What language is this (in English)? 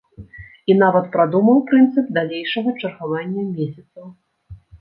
Belarusian